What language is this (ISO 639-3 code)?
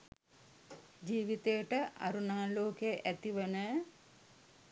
sin